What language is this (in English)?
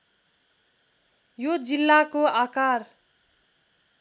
Nepali